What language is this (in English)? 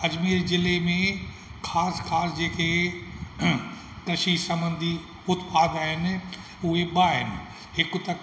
Sindhi